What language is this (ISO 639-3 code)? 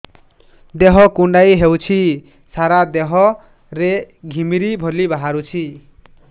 ori